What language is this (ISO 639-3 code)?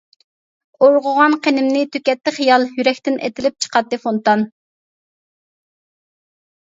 uig